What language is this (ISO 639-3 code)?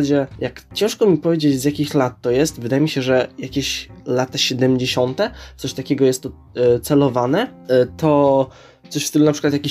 pol